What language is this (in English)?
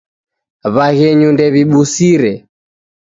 Taita